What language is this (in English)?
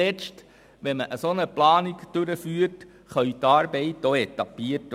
Swiss German